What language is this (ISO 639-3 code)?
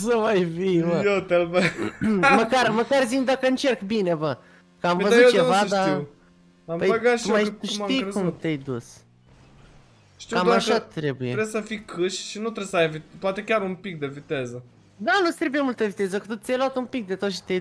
ron